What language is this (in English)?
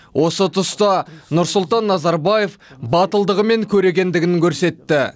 Kazakh